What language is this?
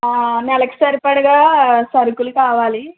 Telugu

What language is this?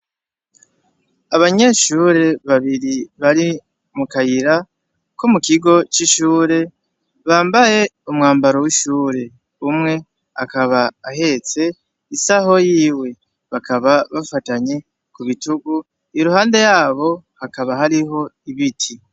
Rundi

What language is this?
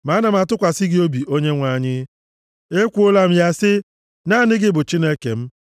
Igbo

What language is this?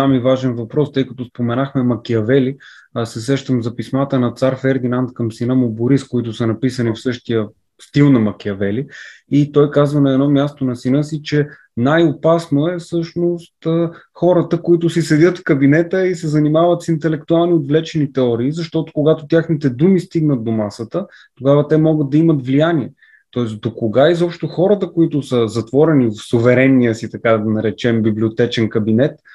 Bulgarian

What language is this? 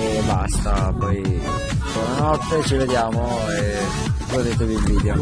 Italian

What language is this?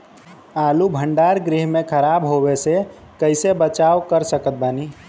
Bhojpuri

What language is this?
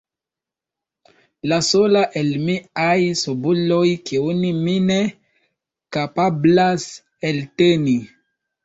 Esperanto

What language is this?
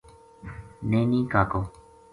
Gujari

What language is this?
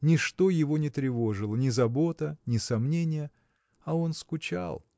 Russian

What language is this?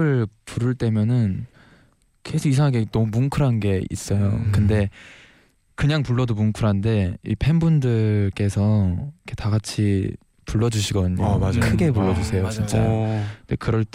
Korean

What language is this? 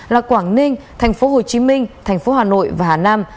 Vietnamese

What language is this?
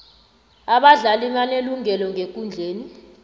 South Ndebele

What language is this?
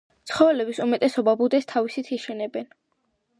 Georgian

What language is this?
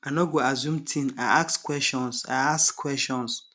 Nigerian Pidgin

